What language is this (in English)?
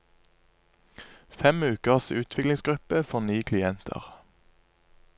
Norwegian